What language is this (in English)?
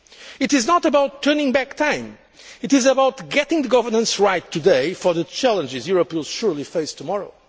English